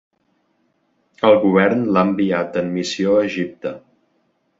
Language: Catalan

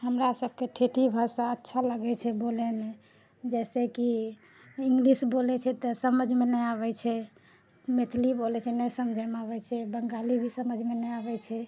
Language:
Maithili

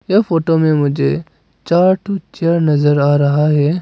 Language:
Hindi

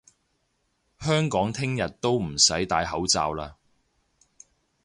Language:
Cantonese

